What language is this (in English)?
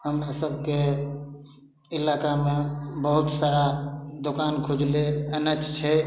Maithili